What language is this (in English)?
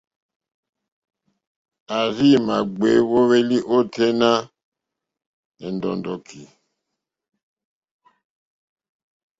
Mokpwe